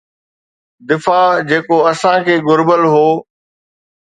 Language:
Sindhi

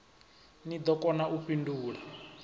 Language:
Venda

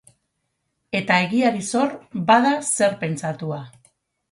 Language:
Basque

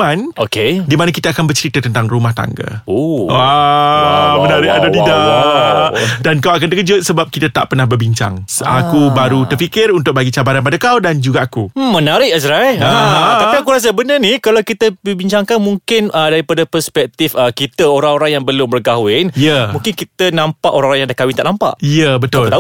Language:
Malay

